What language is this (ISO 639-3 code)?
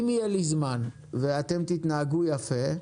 heb